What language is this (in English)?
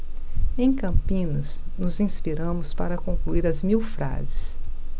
Portuguese